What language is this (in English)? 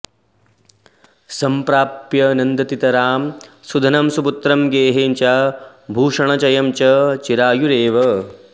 Sanskrit